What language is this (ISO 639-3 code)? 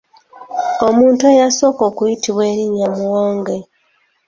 lug